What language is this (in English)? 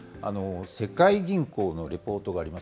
Japanese